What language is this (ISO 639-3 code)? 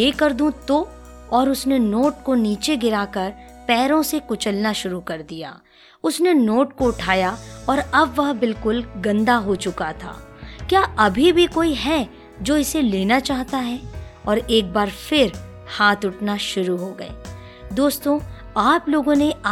hin